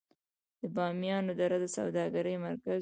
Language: Pashto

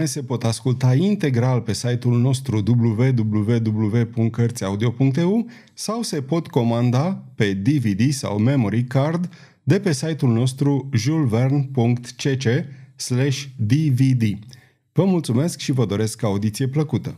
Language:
Romanian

